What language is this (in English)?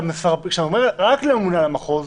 Hebrew